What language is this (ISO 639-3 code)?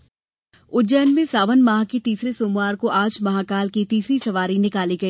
hin